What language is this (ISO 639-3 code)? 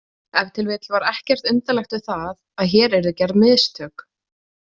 isl